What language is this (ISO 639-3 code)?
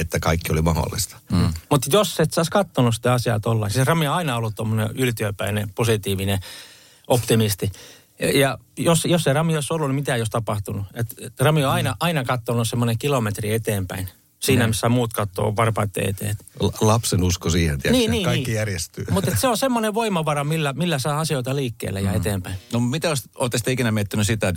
fin